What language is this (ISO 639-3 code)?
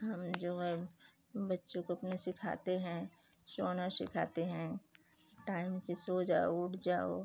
hin